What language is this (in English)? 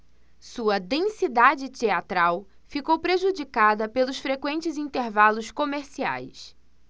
Portuguese